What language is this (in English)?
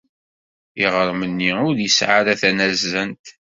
Kabyle